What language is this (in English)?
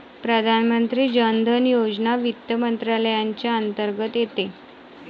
Marathi